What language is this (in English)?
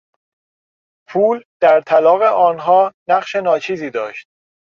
Persian